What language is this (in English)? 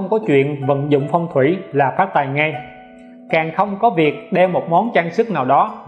Vietnamese